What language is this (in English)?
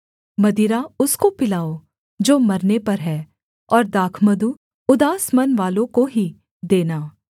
Hindi